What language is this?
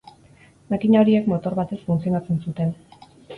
Basque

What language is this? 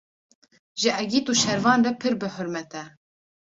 Kurdish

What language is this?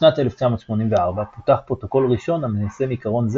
Hebrew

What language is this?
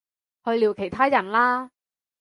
Cantonese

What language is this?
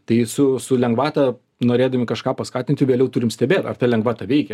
Lithuanian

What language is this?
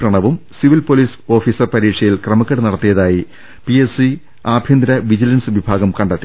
Malayalam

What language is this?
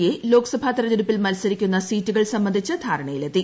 Malayalam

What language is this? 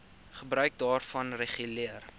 Afrikaans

